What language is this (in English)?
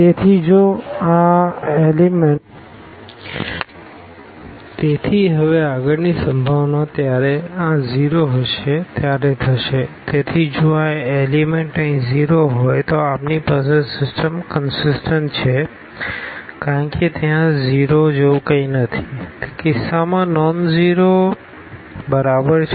Gujarati